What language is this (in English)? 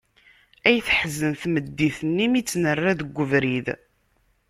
Kabyle